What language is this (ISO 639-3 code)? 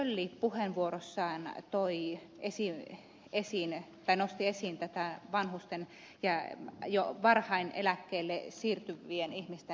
fin